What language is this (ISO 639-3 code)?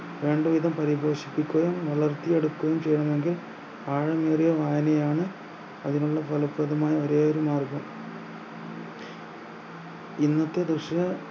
mal